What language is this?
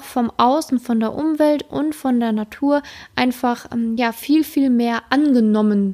German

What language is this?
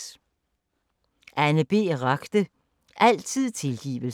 Danish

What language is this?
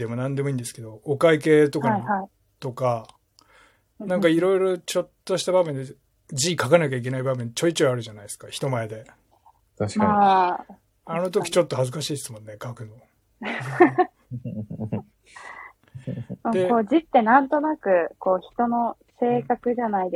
Japanese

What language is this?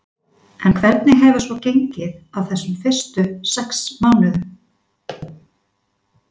Icelandic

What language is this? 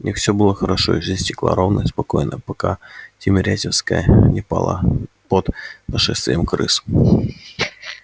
Russian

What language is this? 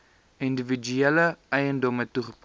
Afrikaans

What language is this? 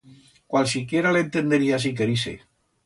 Aragonese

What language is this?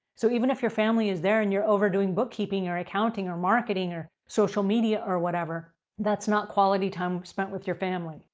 English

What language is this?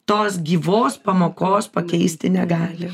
Lithuanian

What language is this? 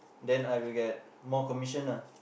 English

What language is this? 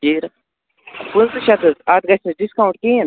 Kashmiri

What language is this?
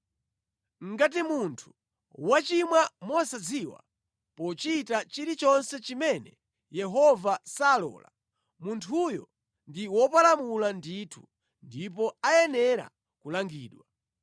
Nyanja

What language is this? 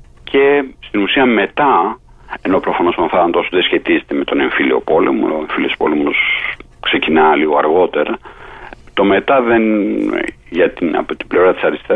Greek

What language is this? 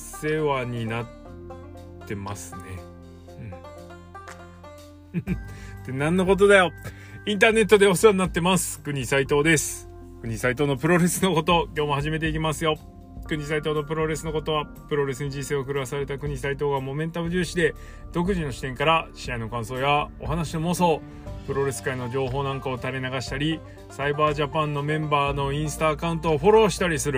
Japanese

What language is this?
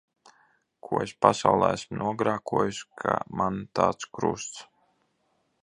Latvian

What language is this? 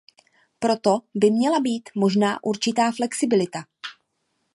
Czech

